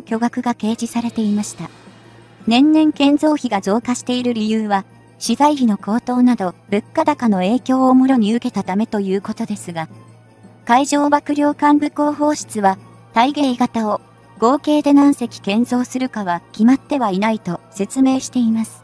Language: Japanese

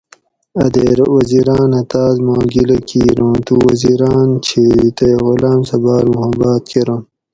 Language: Gawri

